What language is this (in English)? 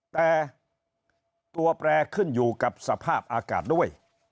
Thai